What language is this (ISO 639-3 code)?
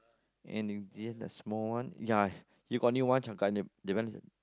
eng